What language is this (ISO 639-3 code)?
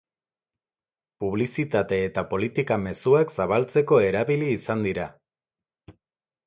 eus